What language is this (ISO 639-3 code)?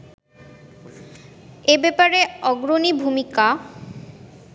ben